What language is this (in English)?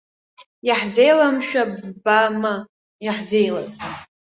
Abkhazian